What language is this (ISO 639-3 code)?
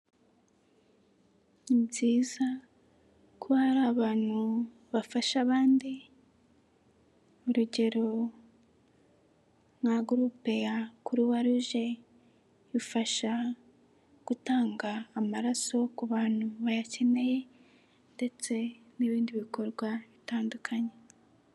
kin